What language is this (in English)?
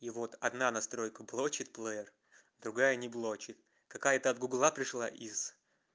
Russian